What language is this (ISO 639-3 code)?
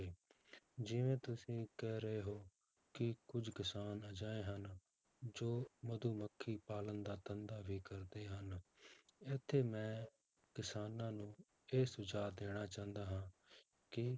pan